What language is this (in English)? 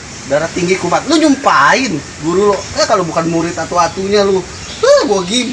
Indonesian